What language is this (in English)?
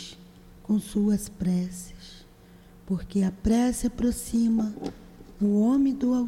Portuguese